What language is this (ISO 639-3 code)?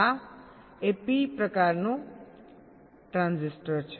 guj